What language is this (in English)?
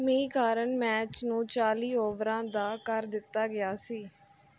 Punjabi